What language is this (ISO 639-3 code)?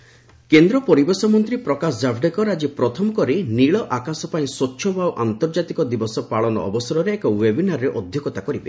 ori